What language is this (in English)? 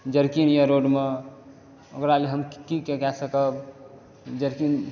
Maithili